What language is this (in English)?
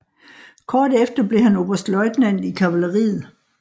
Danish